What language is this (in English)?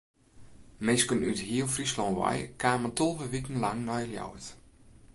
Western Frisian